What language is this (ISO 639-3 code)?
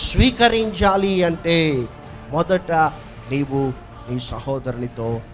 eng